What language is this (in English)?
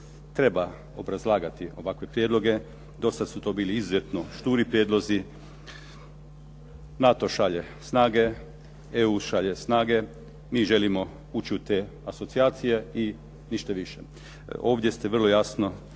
Croatian